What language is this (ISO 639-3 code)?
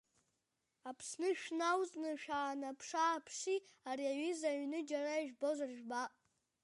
abk